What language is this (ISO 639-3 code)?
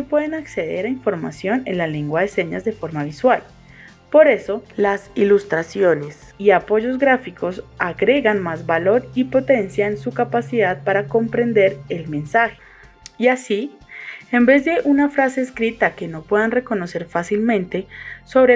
spa